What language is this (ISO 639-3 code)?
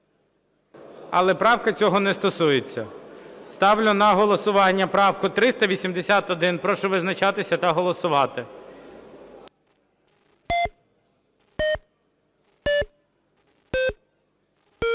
ukr